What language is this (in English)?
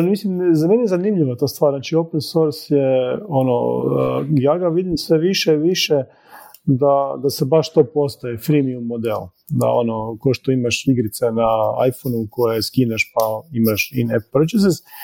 Croatian